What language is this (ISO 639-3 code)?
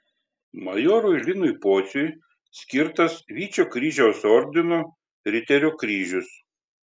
lit